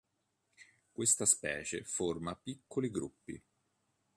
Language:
Italian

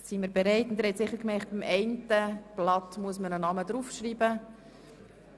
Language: Swiss German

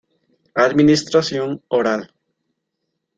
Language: Spanish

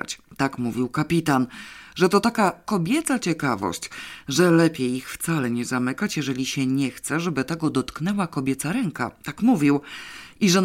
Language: Polish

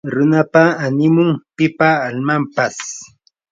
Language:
Yanahuanca Pasco Quechua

